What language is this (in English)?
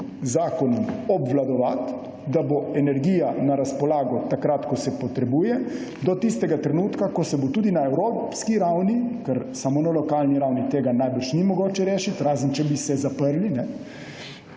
Slovenian